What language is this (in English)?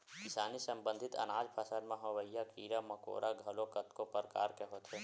Chhattisgarhi